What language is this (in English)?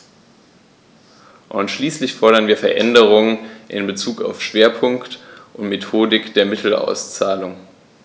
German